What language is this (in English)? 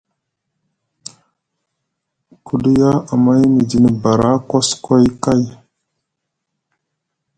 Musgu